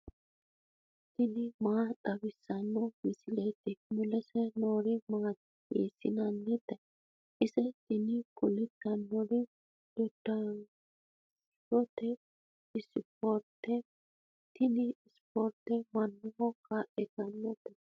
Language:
Sidamo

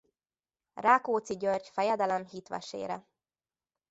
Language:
Hungarian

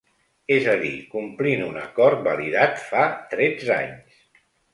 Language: Catalan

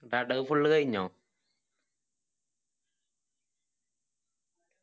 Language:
Malayalam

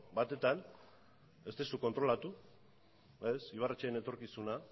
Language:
Basque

